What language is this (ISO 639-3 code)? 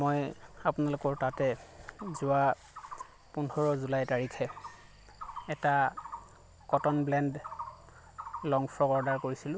asm